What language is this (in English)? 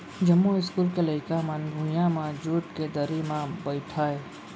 Chhattisgarhi